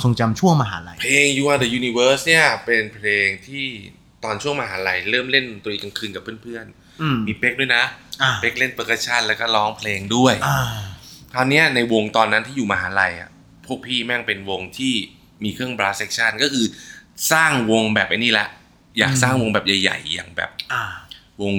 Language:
Thai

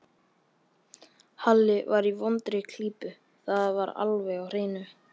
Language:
Icelandic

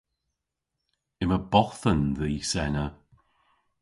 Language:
Cornish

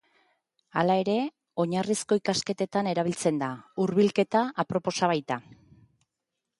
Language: Basque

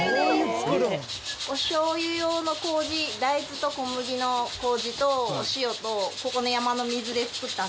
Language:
Japanese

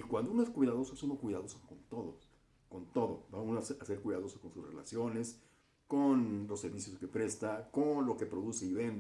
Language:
Spanish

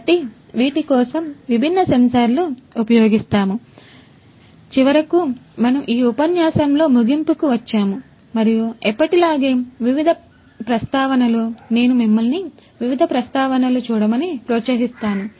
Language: Telugu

